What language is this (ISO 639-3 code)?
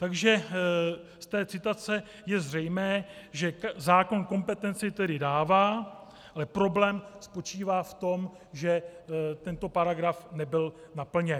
ces